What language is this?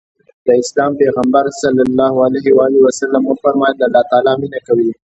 Pashto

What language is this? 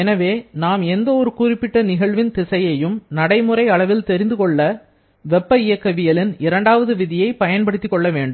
Tamil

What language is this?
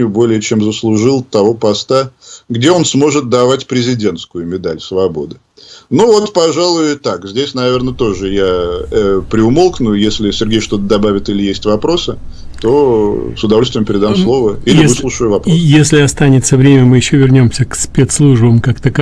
Russian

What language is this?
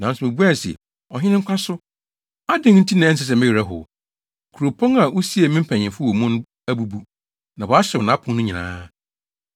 Akan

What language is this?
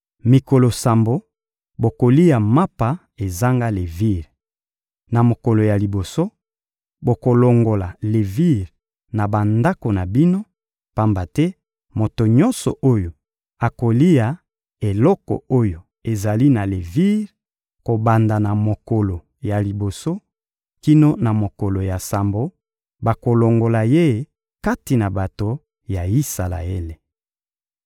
Lingala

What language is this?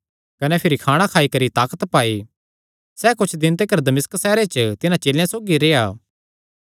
Kangri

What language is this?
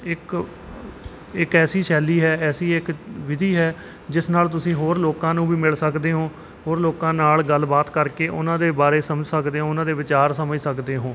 Punjabi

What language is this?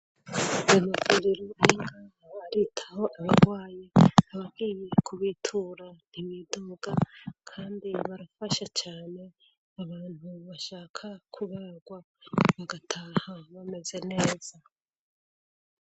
Rundi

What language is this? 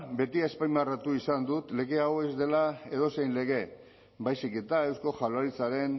Basque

